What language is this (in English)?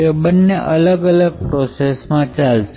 Gujarati